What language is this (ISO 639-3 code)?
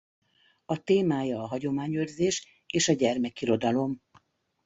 hun